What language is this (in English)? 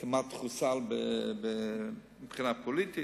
Hebrew